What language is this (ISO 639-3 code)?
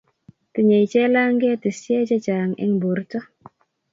kln